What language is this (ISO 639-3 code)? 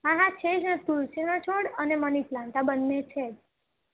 guj